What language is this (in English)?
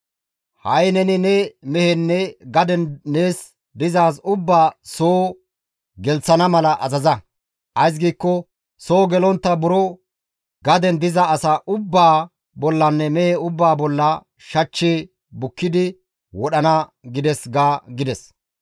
Gamo